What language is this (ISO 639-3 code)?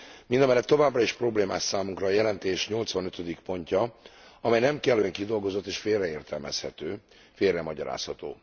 hun